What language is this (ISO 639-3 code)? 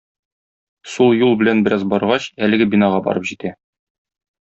tat